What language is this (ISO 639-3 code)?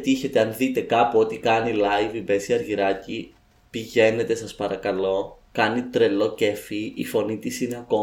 ell